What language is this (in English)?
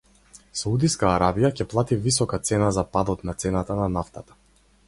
Macedonian